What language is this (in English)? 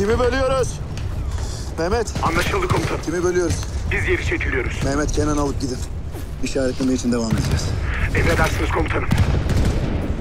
Turkish